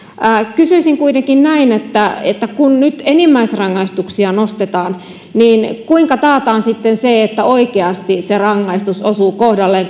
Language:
Finnish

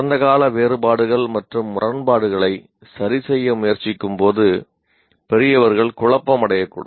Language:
Tamil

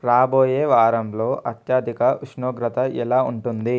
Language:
Telugu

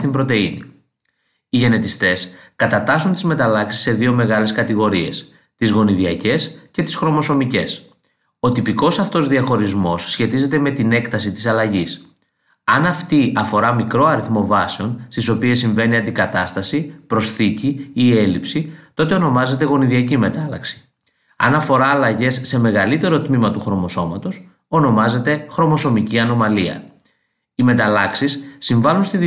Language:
Greek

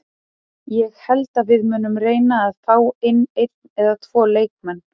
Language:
Icelandic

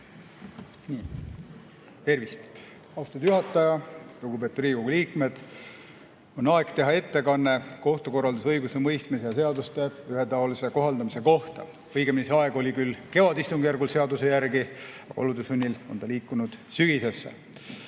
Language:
Estonian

